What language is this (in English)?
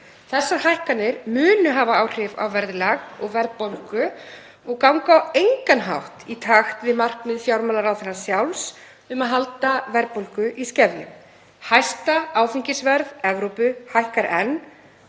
Icelandic